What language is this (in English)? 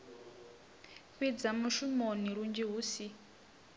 Venda